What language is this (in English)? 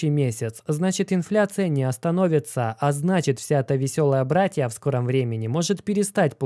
Russian